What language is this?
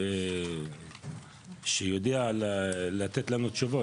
Hebrew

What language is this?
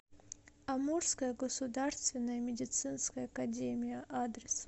Russian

